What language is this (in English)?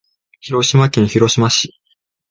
Japanese